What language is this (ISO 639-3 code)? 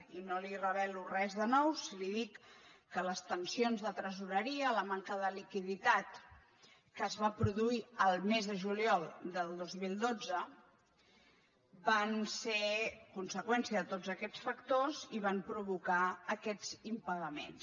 cat